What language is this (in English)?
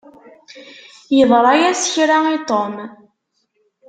Kabyle